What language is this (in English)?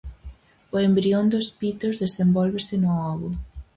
Galician